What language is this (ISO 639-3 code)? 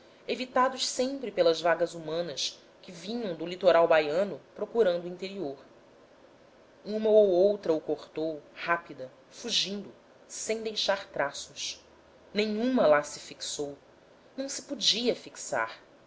por